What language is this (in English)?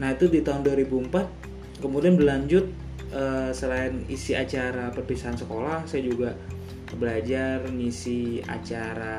Indonesian